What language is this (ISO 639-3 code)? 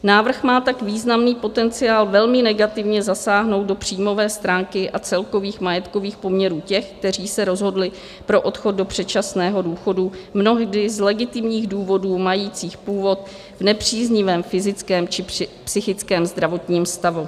ces